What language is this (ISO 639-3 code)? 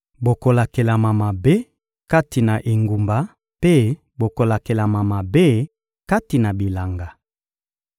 lin